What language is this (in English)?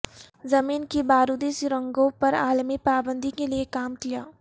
Urdu